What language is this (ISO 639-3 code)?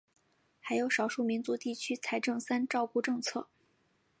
zho